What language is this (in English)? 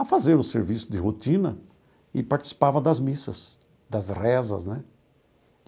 Portuguese